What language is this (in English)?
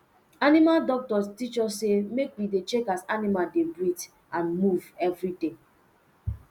Nigerian Pidgin